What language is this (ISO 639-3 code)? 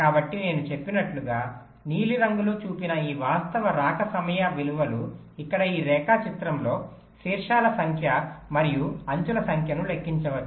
tel